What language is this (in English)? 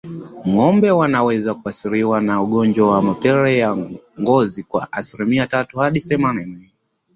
Swahili